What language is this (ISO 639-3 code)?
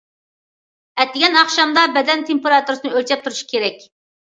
uig